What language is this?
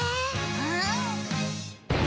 Japanese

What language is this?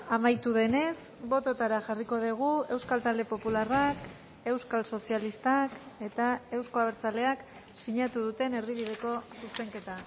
Basque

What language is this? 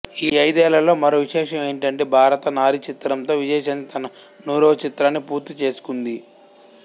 Telugu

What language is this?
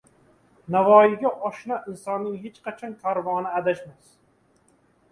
Uzbek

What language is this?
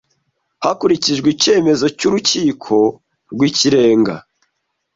Kinyarwanda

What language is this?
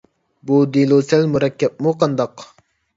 Uyghur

